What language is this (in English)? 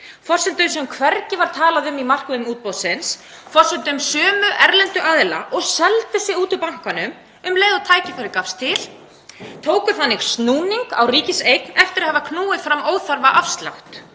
Icelandic